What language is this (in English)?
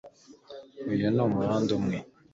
Kinyarwanda